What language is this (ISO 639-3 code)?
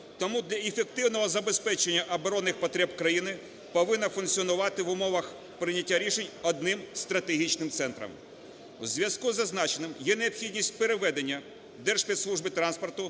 ukr